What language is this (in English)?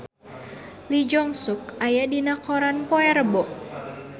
Sundanese